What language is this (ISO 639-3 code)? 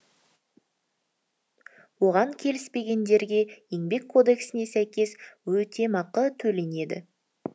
kaz